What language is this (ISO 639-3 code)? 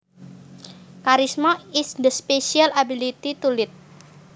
jav